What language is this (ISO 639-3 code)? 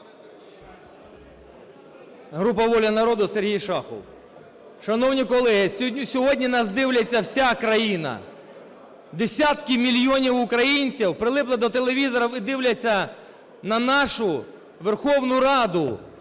ukr